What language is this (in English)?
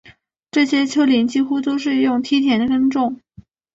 Chinese